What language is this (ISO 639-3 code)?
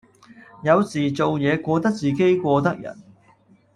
yue